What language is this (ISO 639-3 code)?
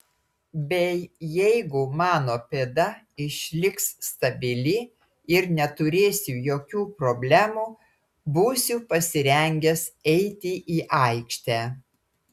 lit